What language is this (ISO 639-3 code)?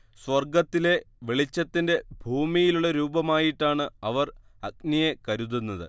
mal